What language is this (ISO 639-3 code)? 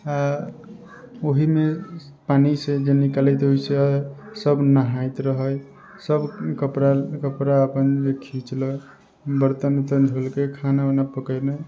mai